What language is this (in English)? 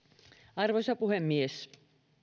Finnish